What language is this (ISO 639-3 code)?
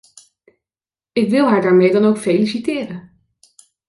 nld